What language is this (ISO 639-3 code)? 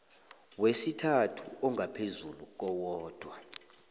nbl